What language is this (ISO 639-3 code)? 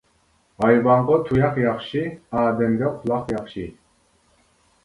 uig